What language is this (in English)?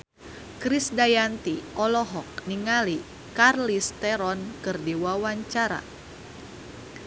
Sundanese